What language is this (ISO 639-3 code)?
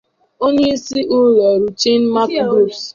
ibo